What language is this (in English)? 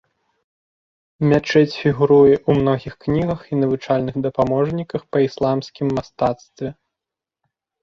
Belarusian